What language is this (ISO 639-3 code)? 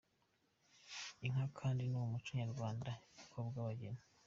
kin